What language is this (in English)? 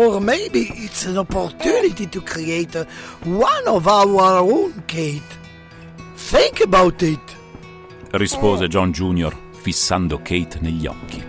Italian